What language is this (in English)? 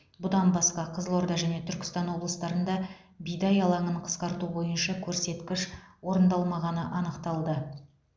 Kazakh